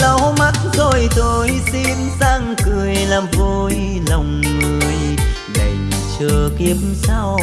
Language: Vietnamese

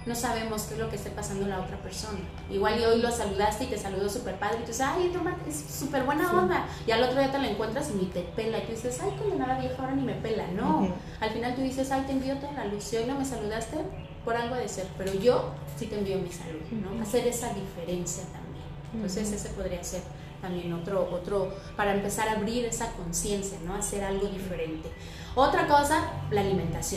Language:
Spanish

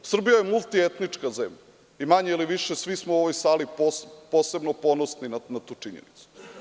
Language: Serbian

